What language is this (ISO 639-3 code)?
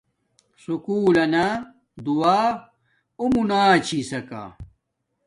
dmk